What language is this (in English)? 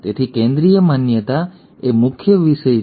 Gujarati